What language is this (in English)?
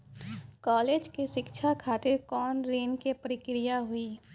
Maithili